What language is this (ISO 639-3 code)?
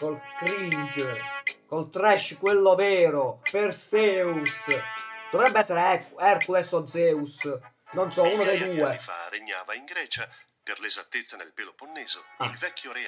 ita